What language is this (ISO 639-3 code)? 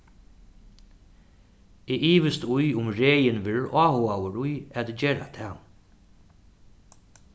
fao